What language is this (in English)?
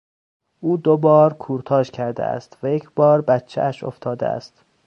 Persian